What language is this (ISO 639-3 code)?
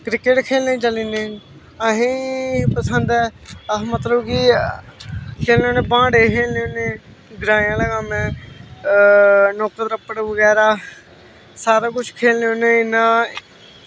doi